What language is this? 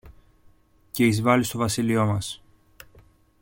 Greek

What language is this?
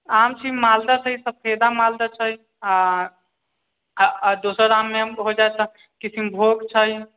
Maithili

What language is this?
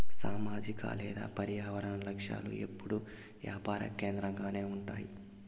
Telugu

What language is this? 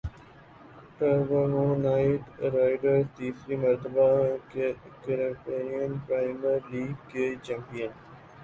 Urdu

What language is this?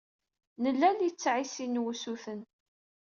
Kabyle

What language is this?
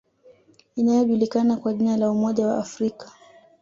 Swahili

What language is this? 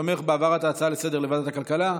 Hebrew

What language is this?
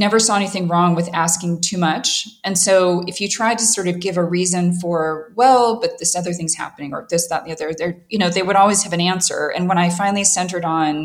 English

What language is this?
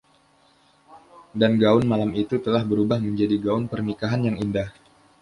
Indonesian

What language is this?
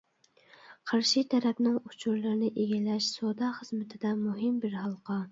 Uyghur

